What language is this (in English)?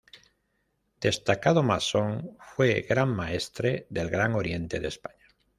Spanish